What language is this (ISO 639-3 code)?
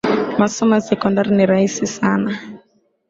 swa